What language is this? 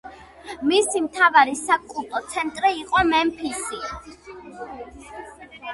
Georgian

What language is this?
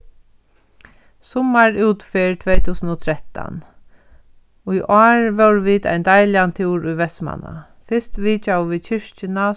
Faroese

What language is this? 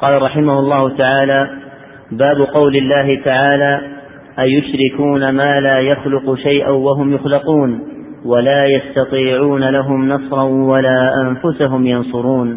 Arabic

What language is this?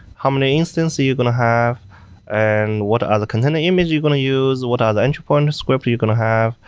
English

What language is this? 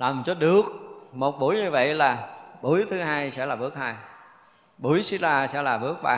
Vietnamese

